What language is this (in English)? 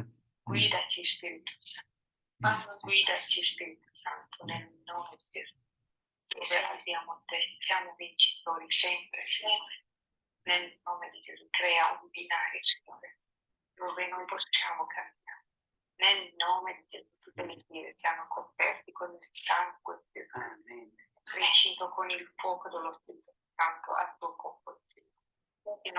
Italian